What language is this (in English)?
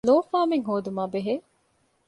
Divehi